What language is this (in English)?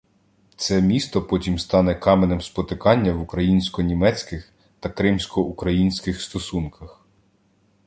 Ukrainian